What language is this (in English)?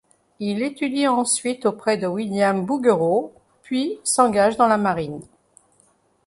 French